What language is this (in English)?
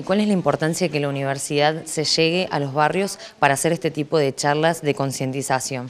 Spanish